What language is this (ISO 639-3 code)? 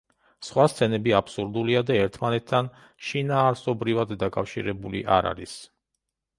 kat